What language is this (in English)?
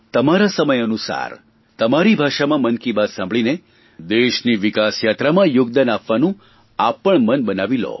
Gujarati